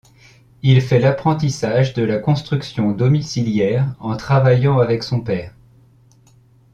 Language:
French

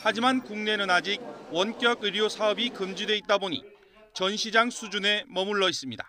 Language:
Korean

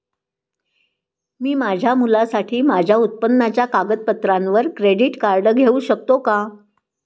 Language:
Marathi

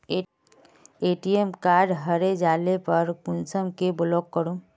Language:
Magahi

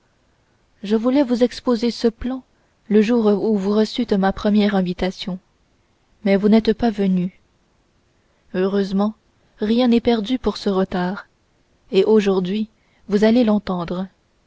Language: French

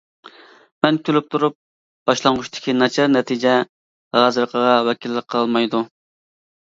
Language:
Uyghur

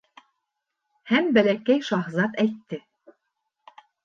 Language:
Bashkir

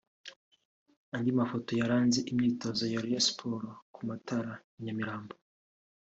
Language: Kinyarwanda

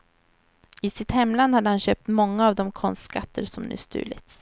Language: Swedish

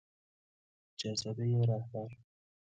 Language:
Persian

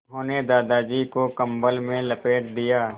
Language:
Hindi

